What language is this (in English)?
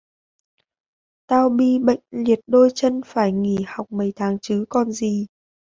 Vietnamese